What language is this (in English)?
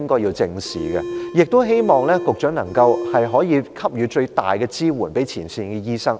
Cantonese